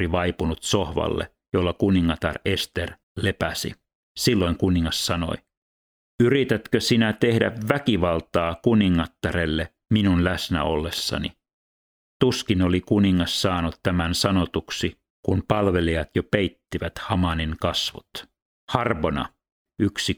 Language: Finnish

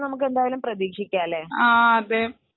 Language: Malayalam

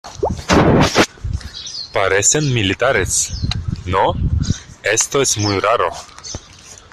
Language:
Spanish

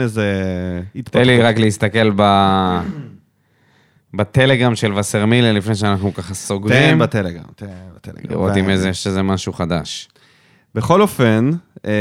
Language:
Hebrew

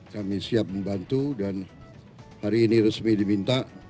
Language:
Indonesian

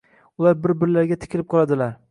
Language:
Uzbek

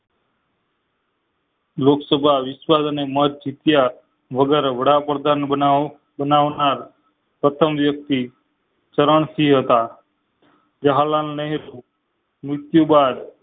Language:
Gujarati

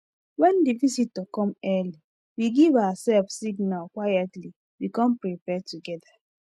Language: Nigerian Pidgin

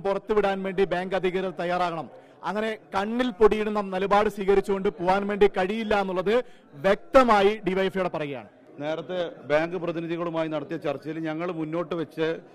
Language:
Malayalam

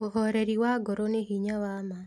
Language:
Kikuyu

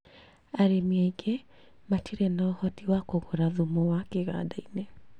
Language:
Kikuyu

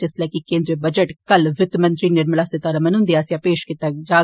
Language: Dogri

